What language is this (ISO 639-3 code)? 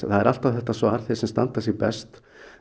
isl